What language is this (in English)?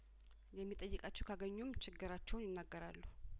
Amharic